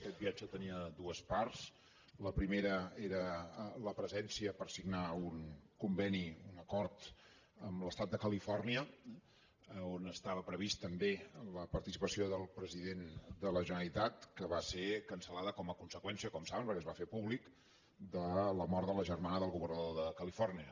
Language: Catalan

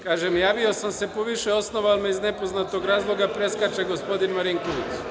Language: Serbian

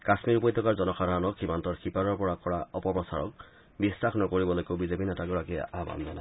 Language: Assamese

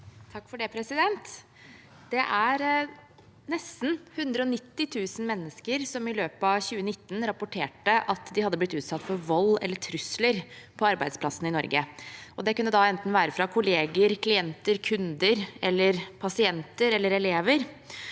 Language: Norwegian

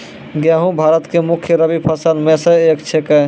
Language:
Maithili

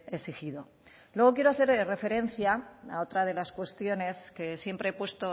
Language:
Spanish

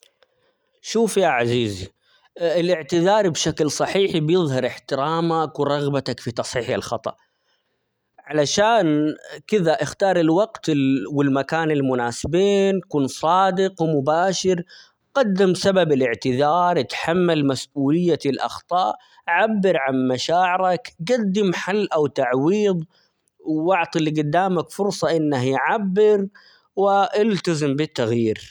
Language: Omani Arabic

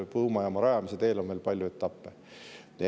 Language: Estonian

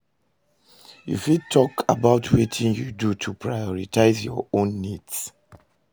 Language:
Nigerian Pidgin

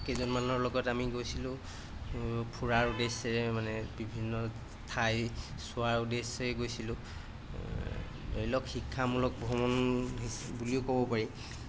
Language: Assamese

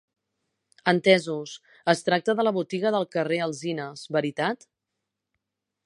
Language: Catalan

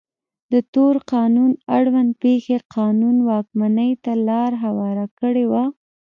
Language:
Pashto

